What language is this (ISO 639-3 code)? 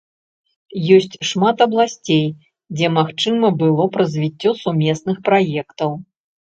bel